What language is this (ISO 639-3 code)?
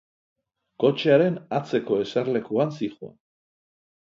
eus